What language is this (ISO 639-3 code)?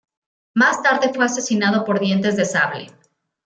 spa